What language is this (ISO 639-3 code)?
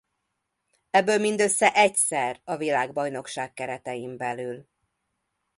hun